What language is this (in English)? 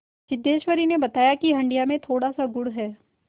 Hindi